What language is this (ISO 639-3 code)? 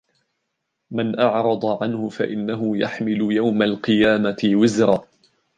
ara